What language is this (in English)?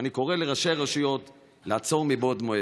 Hebrew